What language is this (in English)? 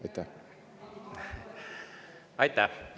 Estonian